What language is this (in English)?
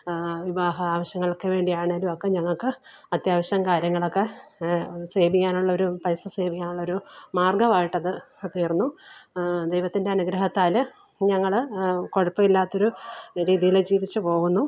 Malayalam